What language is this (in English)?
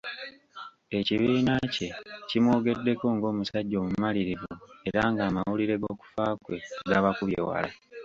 Ganda